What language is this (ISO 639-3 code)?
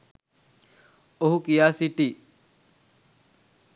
sin